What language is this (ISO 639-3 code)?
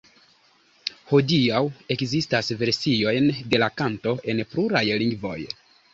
epo